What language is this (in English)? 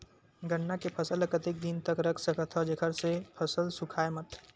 Chhattisgarhi